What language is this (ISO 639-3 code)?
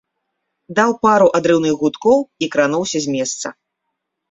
bel